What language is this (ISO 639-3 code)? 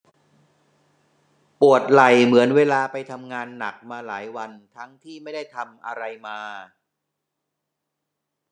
tha